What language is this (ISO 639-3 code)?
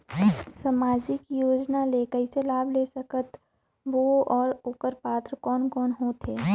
hne